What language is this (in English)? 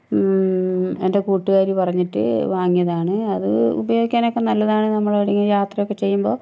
Malayalam